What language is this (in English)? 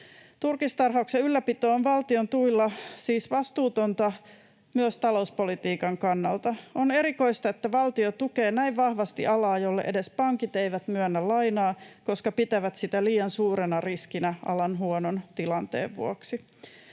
Finnish